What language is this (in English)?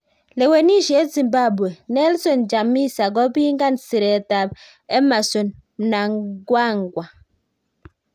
Kalenjin